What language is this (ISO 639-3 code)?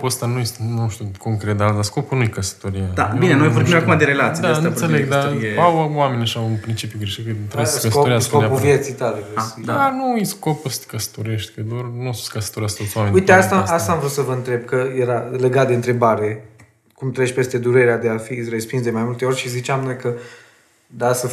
ron